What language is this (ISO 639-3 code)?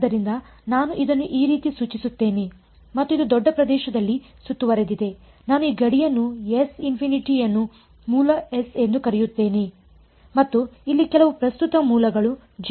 kan